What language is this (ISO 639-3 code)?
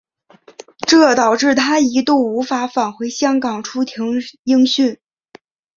zho